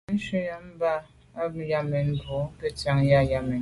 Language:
Medumba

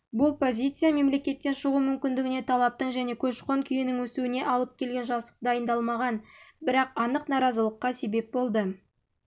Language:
Kazakh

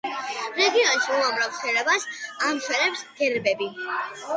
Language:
Georgian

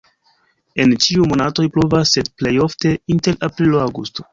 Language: Esperanto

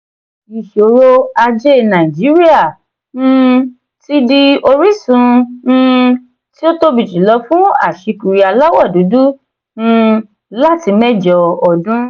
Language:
Yoruba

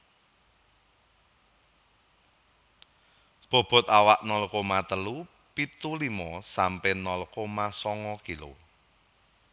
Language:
Javanese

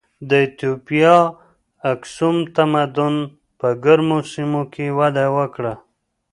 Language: Pashto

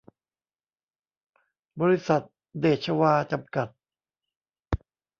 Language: Thai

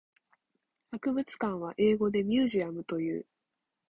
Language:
Japanese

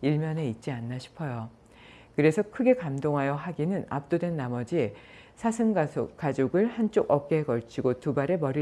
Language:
Korean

